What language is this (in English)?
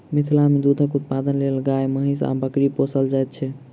Maithili